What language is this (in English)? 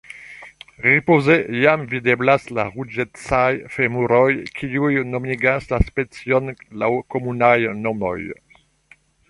Esperanto